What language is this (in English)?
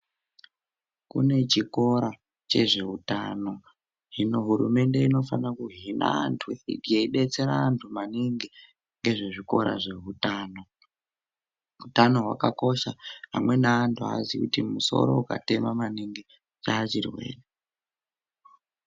Ndau